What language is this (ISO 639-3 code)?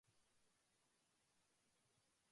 jpn